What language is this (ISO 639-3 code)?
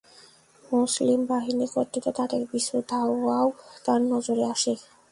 ben